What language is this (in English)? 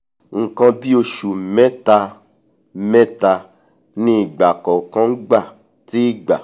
Yoruba